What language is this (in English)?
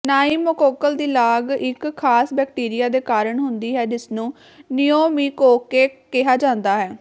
Punjabi